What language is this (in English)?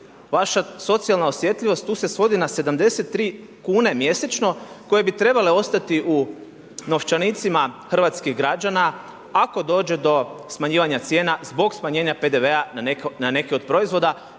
Croatian